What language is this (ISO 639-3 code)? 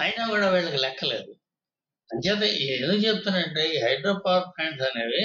tel